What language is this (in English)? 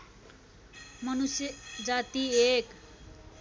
Nepali